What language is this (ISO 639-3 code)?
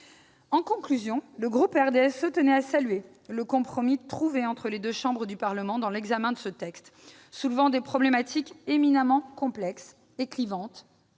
fra